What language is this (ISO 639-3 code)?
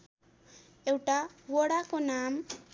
nep